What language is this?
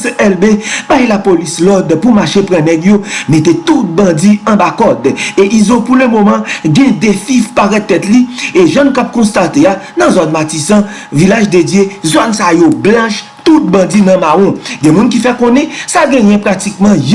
French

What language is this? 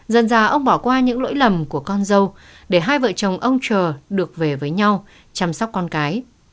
Vietnamese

